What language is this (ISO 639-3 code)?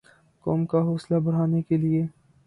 urd